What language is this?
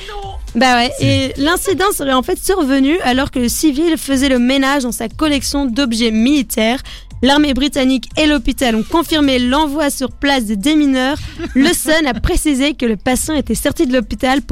French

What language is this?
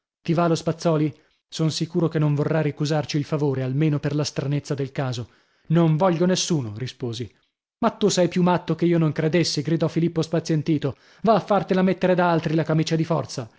Italian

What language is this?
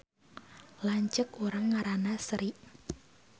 Sundanese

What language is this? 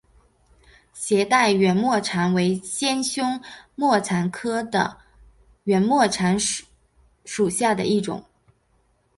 Chinese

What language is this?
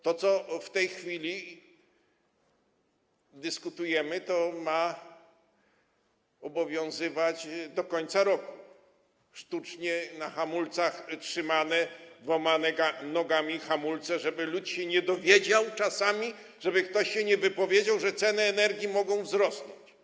Polish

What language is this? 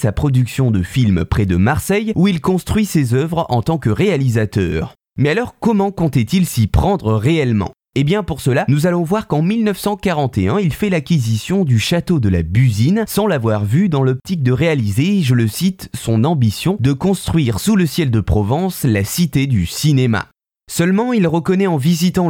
French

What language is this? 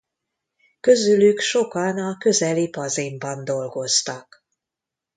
Hungarian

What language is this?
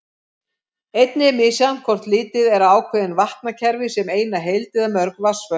Icelandic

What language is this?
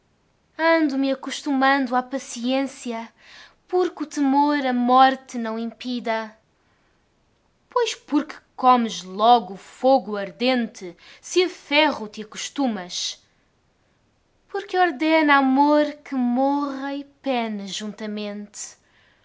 Portuguese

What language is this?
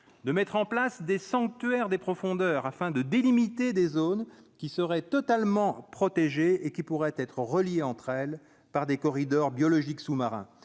French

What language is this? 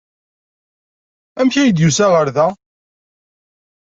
Kabyle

